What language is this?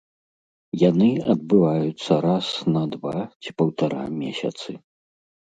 Belarusian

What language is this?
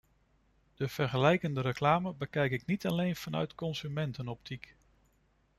Dutch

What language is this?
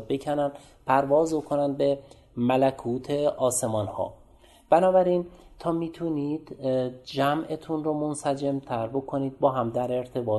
Persian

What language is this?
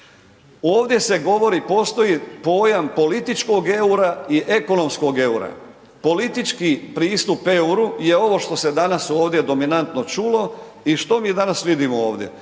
Croatian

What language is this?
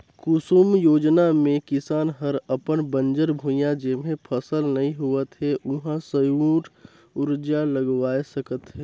Chhattisgarhi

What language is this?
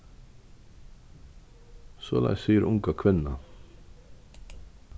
Faroese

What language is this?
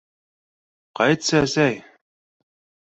Bashkir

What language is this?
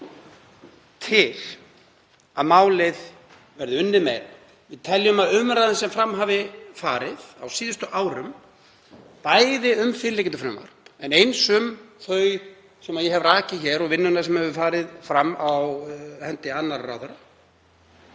Icelandic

